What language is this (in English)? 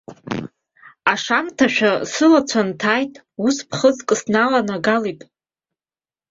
Abkhazian